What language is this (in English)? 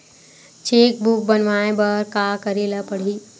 Chhattisgarhi